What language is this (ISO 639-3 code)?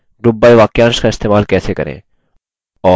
hin